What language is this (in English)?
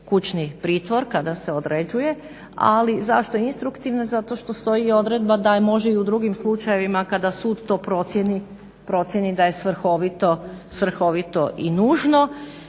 Croatian